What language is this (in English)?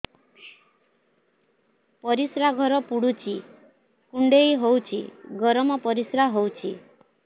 Odia